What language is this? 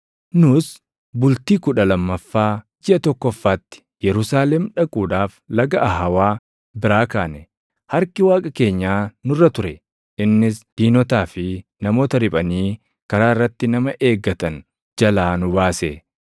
Oromo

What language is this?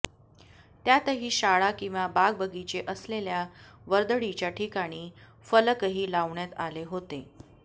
Marathi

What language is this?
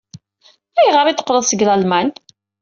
Kabyle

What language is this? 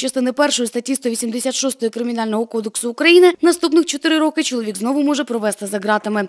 Ukrainian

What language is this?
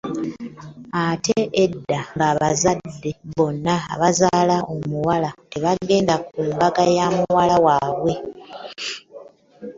Ganda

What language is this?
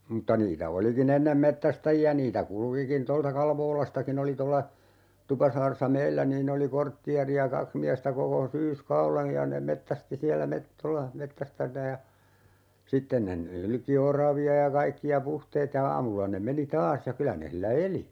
Finnish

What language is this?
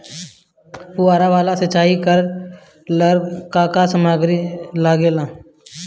Bhojpuri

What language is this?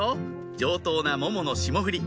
Japanese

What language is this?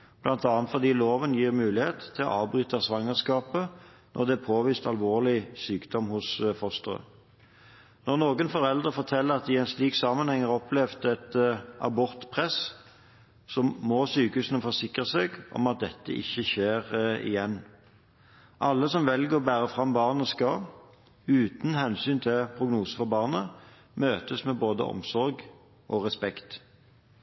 Norwegian Bokmål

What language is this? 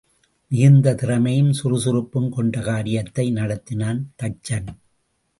Tamil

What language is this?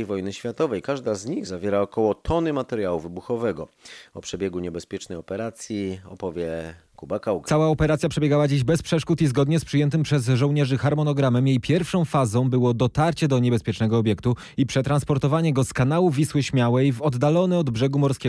Polish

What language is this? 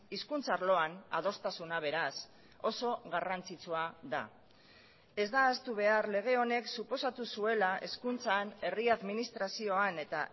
Basque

